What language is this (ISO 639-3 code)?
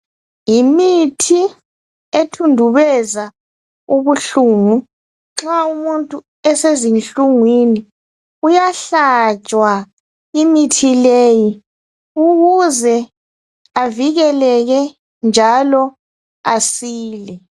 nde